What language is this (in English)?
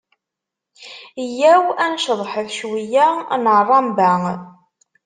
Kabyle